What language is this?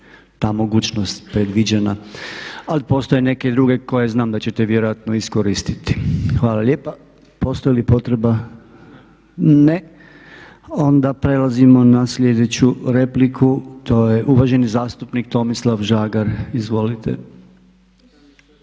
Croatian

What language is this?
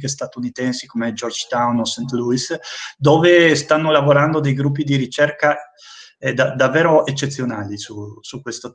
Italian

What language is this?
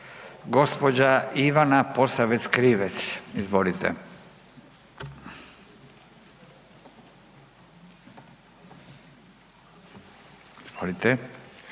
Croatian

